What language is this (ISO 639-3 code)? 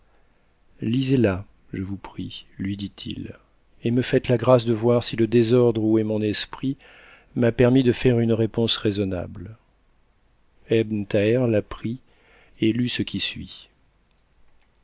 fra